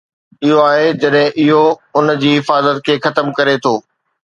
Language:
Sindhi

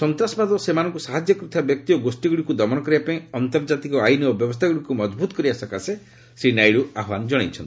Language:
Odia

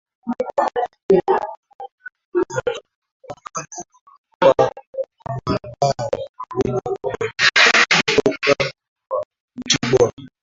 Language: Swahili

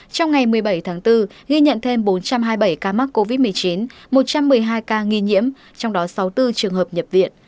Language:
Vietnamese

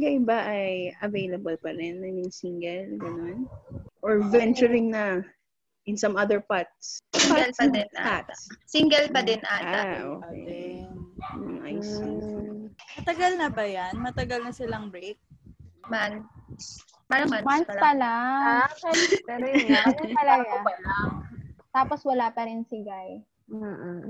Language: Filipino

